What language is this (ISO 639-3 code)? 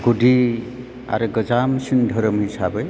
brx